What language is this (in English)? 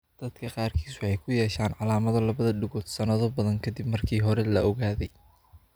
Somali